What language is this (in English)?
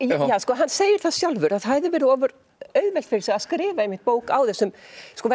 Icelandic